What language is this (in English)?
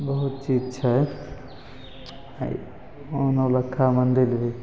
Maithili